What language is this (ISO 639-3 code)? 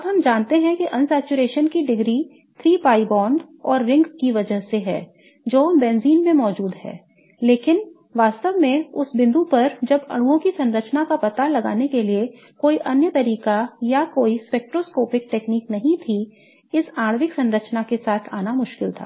hin